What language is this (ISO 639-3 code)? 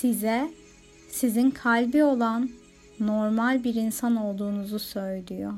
tur